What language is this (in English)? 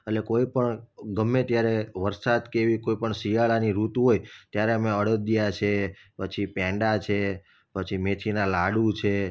Gujarati